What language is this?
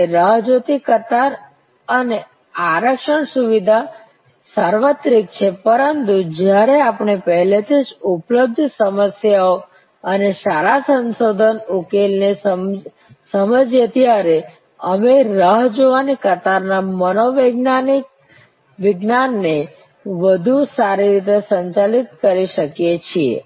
Gujarati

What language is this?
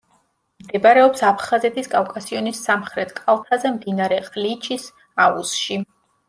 Georgian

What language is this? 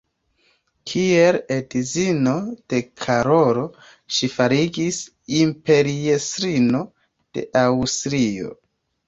Esperanto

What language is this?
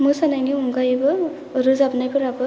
Bodo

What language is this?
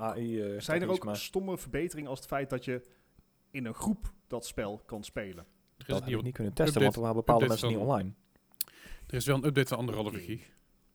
Dutch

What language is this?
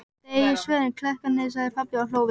Icelandic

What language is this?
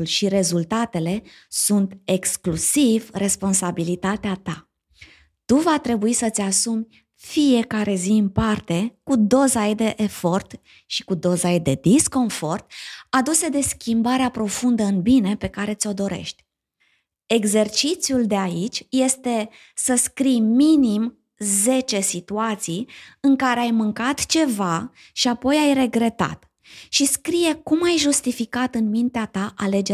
Romanian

